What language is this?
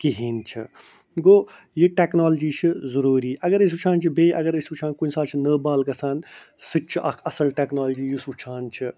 Kashmiri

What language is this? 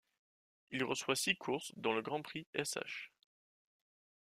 French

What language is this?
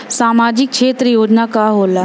Bhojpuri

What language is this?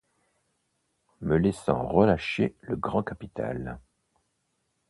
French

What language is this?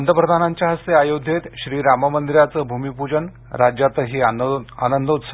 Marathi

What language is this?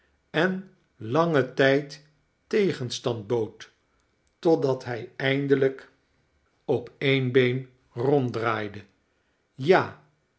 Dutch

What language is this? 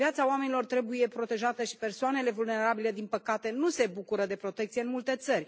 Romanian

